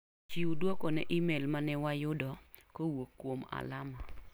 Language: Luo (Kenya and Tanzania)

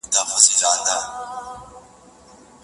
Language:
Pashto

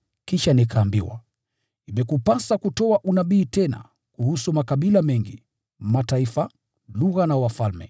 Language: Swahili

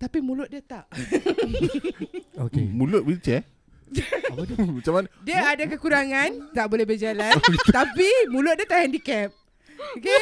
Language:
Malay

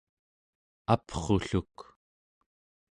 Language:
Central Yupik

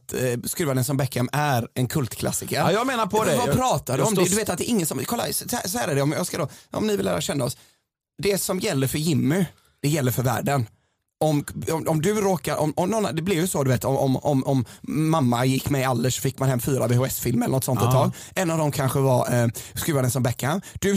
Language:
Swedish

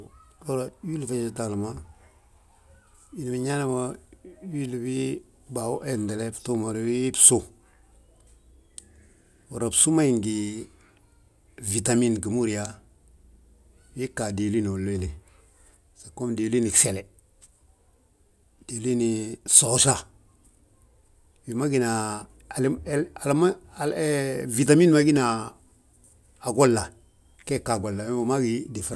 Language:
Balanta-Ganja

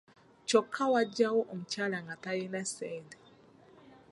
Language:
Ganda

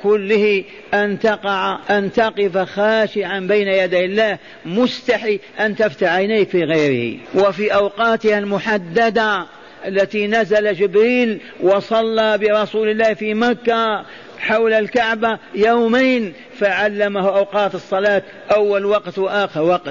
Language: Arabic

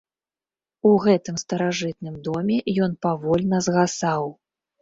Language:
Belarusian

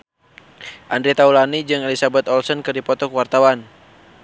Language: Sundanese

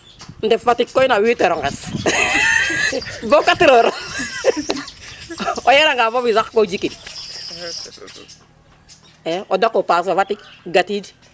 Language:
Serer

